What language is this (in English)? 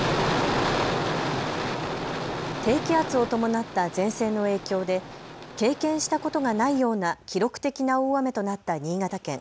Japanese